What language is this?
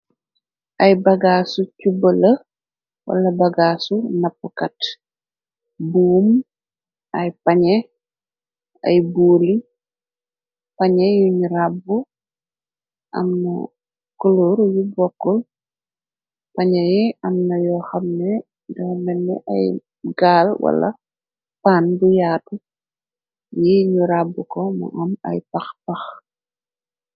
Wolof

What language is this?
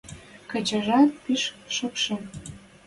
Western Mari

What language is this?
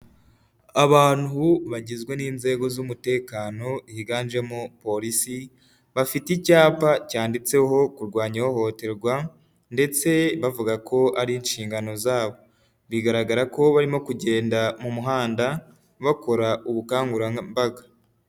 Kinyarwanda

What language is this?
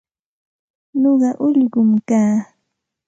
Santa Ana de Tusi Pasco Quechua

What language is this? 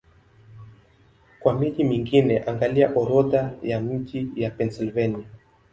Swahili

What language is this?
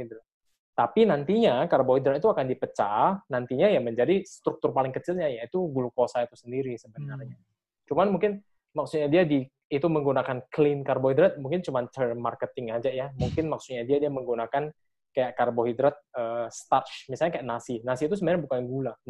Indonesian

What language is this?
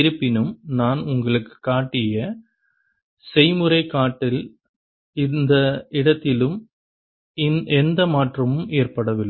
Tamil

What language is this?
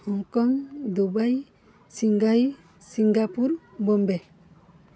Odia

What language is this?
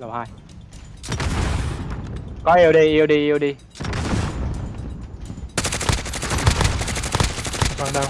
Vietnamese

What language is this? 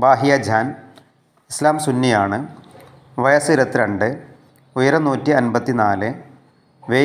Romanian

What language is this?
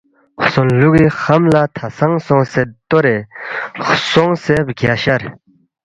Balti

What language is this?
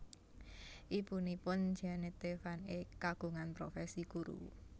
Javanese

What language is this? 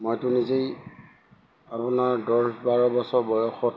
Assamese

